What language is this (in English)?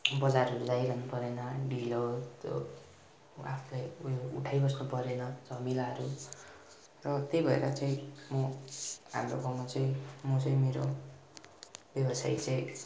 Nepali